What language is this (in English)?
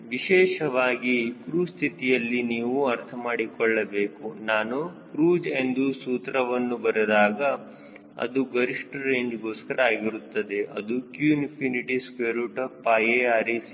Kannada